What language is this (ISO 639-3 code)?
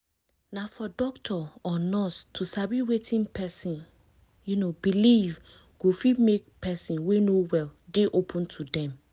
pcm